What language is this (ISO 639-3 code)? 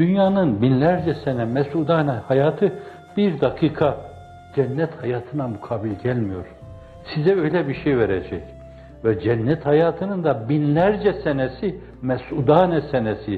tur